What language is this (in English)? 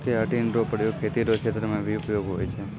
Maithili